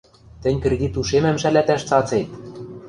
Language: Western Mari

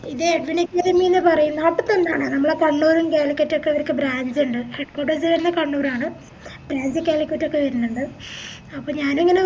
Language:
Malayalam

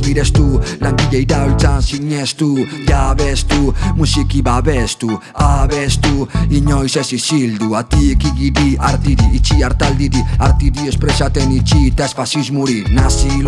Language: Italian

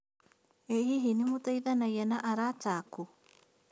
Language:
Kikuyu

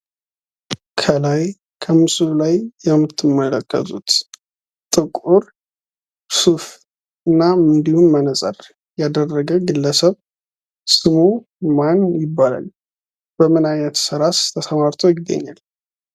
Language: Amharic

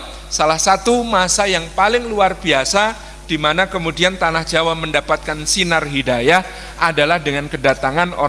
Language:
Indonesian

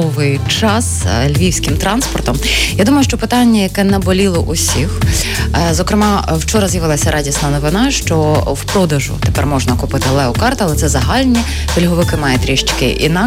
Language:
Ukrainian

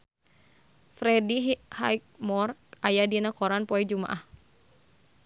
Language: Sundanese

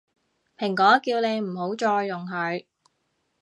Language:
Cantonese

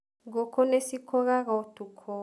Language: Kikuyu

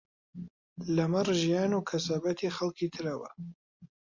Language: Central Kurdish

